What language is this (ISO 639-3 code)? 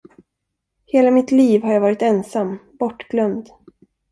swe